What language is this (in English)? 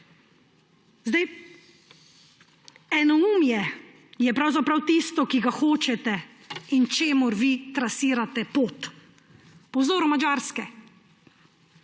Slovenian